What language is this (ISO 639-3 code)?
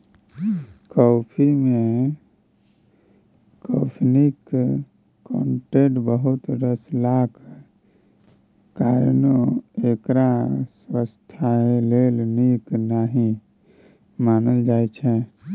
mai